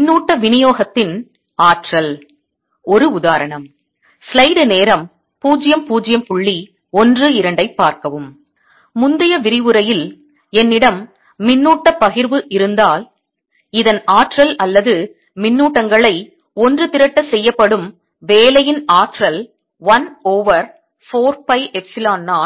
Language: Tamil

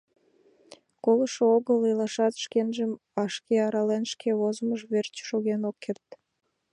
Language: Mari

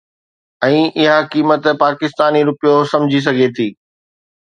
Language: Sindhi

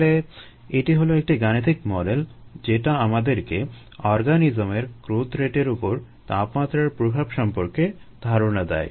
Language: Bangla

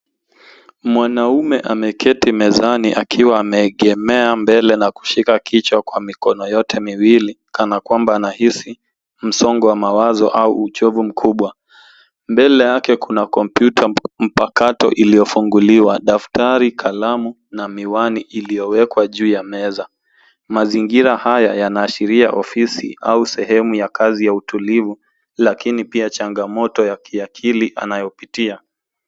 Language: Swahili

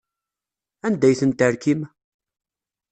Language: Kabyle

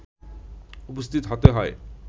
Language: Bangla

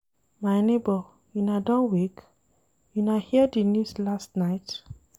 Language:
Nigerian Pidgin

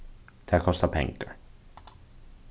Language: Faroese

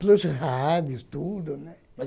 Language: Portuguese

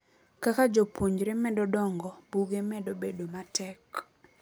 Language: Luo (Kenya and Tanzania)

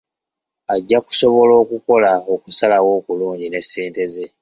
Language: Ganda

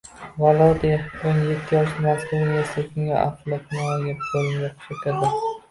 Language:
Uzbek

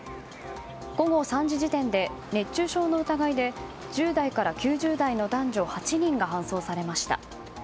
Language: Japanese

